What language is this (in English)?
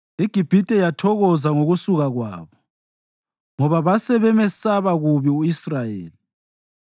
North Ndebele